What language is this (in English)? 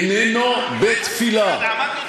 Hebrew